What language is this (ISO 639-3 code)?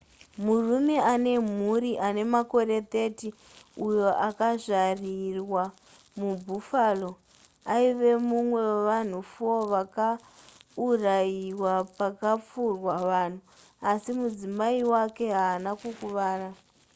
sna